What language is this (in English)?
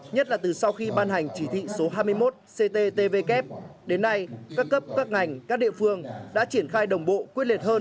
Vietnamese